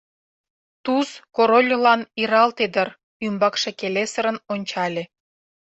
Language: Mari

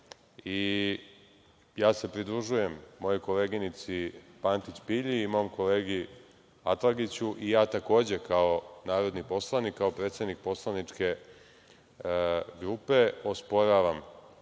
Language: Serbian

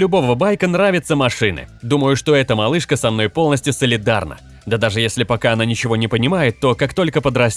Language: Russian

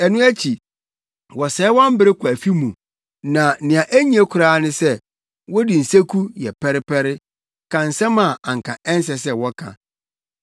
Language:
Akan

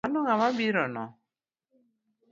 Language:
Luo (Kenya and Tanzania)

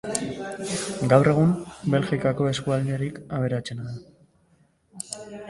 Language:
Basque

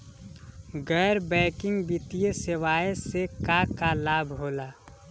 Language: Bhojpuri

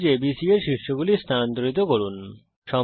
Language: Bangla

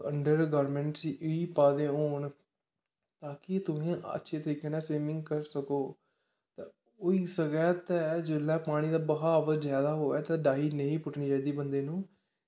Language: Dogri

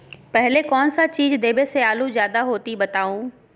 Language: Magahi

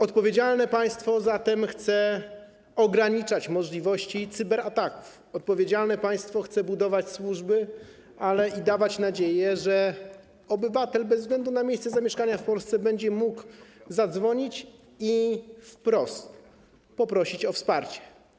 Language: Polish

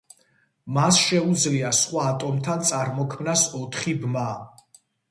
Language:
Georgian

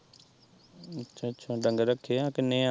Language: Punjabi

